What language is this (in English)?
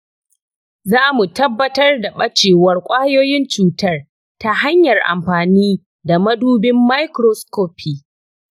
Hausa